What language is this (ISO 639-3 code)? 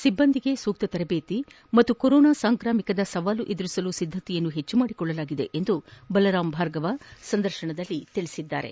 kan